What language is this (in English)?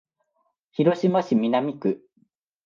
Japanese